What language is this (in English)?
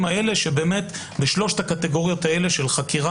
Hebrew